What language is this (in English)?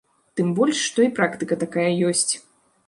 Belarusian